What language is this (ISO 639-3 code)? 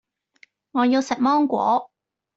yue